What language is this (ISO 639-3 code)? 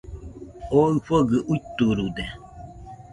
hux